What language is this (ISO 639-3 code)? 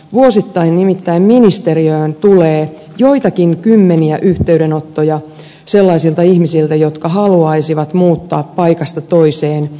fin